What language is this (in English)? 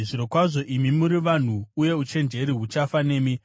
Shona